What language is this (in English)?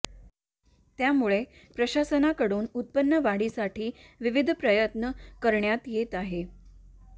Marathi